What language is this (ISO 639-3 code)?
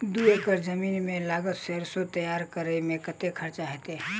mai